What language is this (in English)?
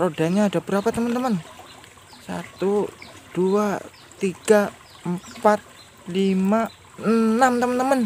Indonesian